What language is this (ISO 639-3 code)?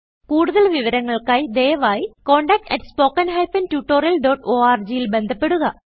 mal